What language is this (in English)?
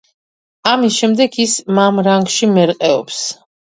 Georgian